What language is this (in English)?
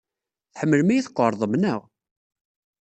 Kabyle